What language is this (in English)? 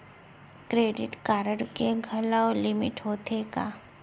Chhattisgarhi